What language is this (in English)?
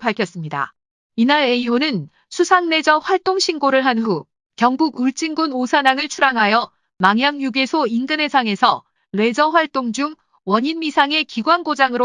Korean